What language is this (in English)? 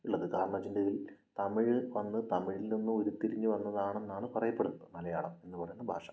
Malayalam